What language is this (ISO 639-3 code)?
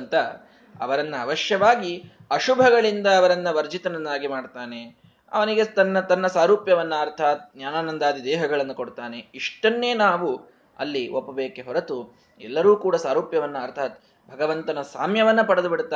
kan